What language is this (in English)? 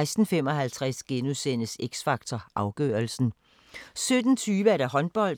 Danish